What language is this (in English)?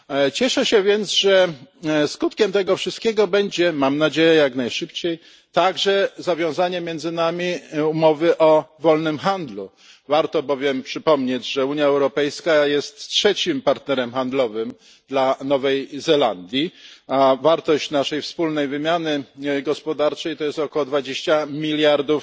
Polish